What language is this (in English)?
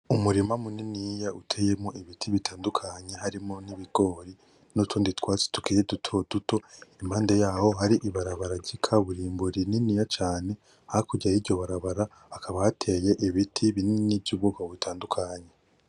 Rundi